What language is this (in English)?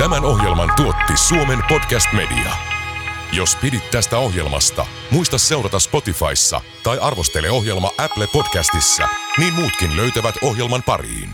Finnish